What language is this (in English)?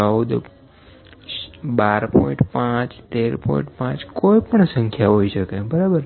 Gujarati